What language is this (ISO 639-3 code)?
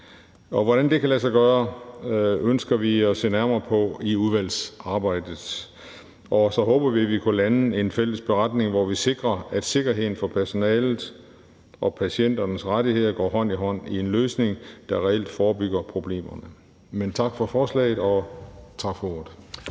dan